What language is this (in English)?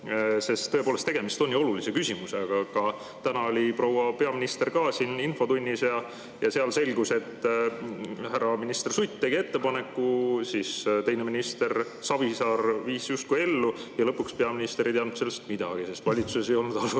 Estonian